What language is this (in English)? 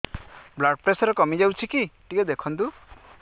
Odia